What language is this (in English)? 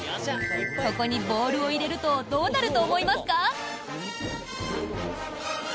Japanese